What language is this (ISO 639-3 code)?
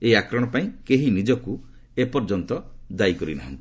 ori